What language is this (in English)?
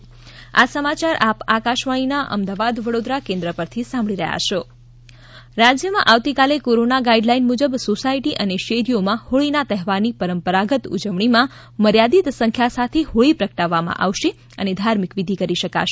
Gujarati